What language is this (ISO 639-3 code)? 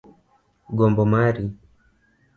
luo